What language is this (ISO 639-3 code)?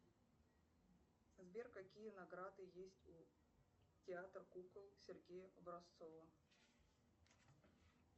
rus